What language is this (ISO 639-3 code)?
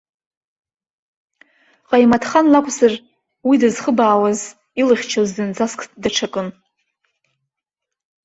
abk